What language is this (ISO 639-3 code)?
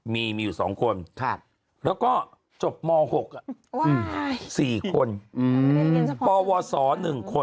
tha